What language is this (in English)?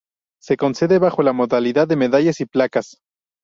Spanish